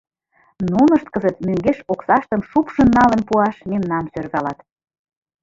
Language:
Mari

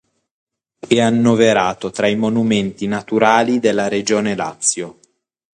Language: Italian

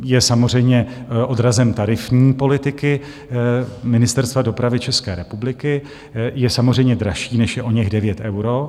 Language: Czech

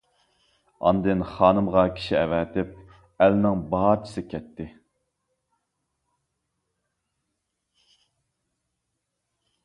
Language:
Uyghur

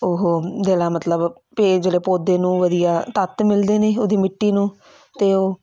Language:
Punjabi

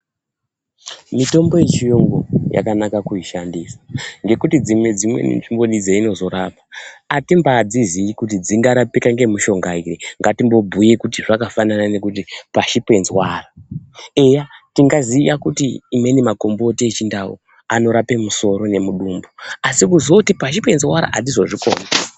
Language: Ndau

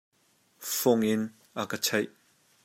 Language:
Hakha Chin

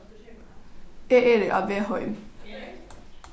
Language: Faroese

